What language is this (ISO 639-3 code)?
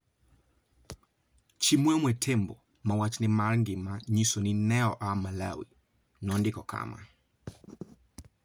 luo